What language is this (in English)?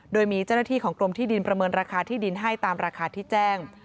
Thai